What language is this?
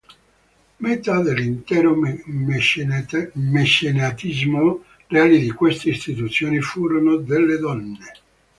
Italian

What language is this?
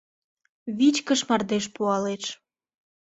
Mari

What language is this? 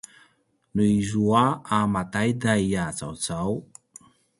Paiwan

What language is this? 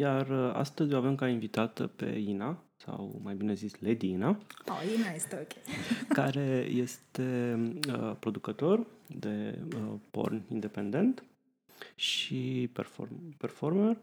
Romanian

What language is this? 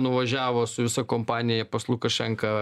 Lithuanian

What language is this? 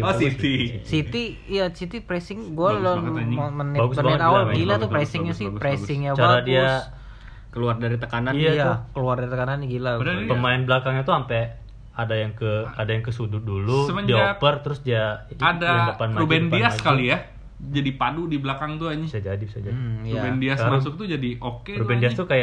Indonesian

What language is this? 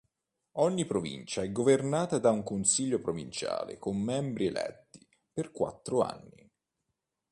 Italian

